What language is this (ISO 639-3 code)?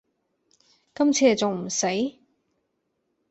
yue